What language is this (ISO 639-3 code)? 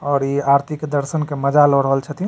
mai